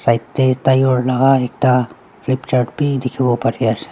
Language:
Naga Pidgin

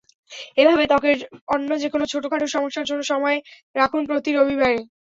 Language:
Bangla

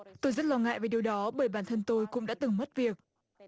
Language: Vietnamese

